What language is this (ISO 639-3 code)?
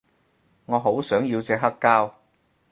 yue